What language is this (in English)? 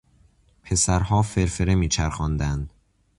Persian